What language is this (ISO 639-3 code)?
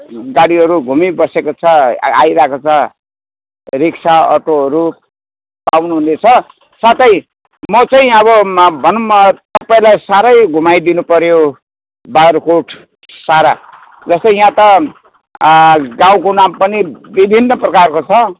nep